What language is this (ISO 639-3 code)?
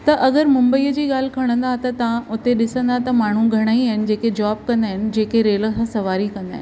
snd